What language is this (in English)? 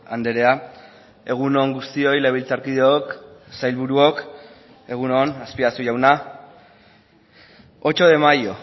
Basque